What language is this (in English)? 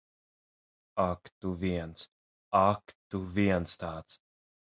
Latvian